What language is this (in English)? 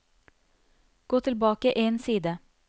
Norwegian